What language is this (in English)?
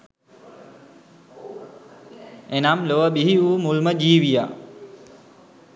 Sinhala